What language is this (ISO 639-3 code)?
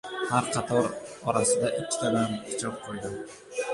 uzb